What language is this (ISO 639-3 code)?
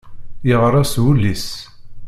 kab